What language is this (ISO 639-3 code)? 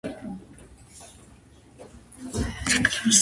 kat